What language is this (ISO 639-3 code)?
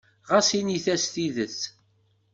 kab